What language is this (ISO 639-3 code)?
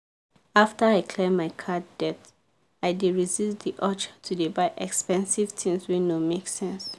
pcm